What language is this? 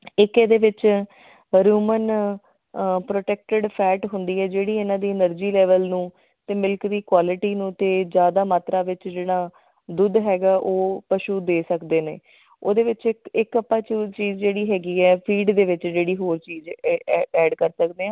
Punjabi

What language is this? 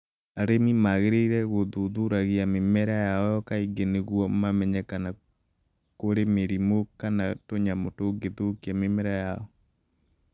Kikuyu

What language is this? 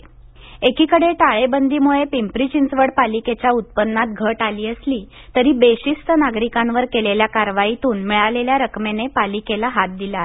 Marathi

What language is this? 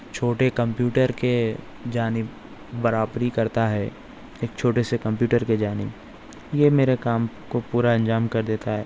Urdu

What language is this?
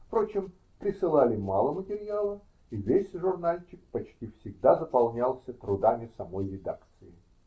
Russian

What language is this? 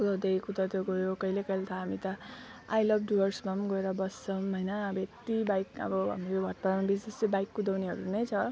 Nepali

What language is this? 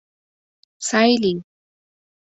Mari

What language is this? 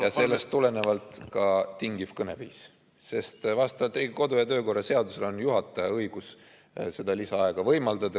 Estonian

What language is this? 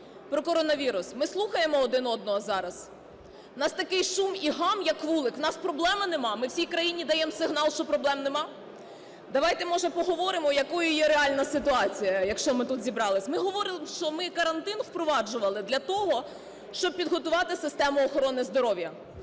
Ukrainian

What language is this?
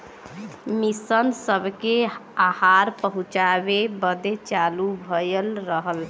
Bhojpuri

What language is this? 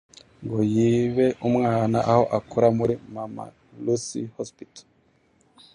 Kinyarwanda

